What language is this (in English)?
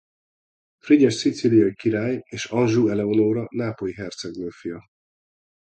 Hungarian